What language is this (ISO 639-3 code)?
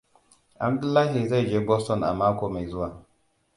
hau